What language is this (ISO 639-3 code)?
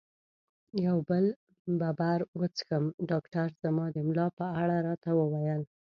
pus